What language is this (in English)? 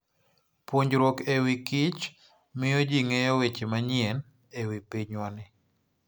Luo (Kenya and Tanzania)